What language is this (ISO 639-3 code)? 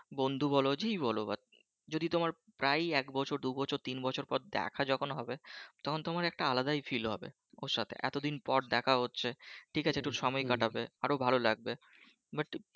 ben